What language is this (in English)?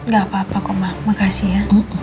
Indonesian